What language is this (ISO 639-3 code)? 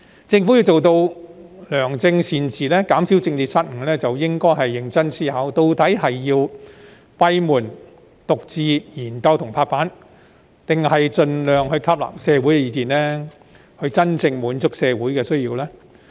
yue